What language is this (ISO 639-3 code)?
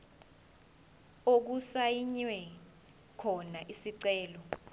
zul